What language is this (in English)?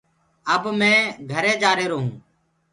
Gurgula